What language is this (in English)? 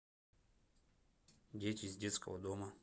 Russian